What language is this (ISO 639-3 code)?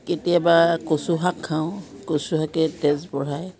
asm